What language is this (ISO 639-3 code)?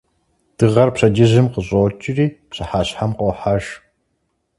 kbd